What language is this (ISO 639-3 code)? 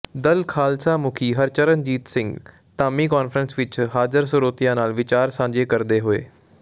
pan